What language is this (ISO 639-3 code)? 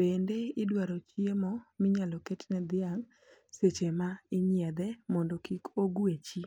luo